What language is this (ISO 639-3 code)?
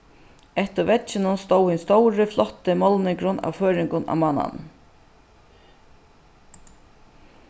fao